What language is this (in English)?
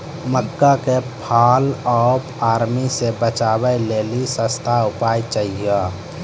Maithili